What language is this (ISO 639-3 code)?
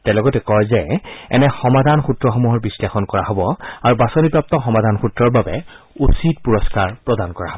asm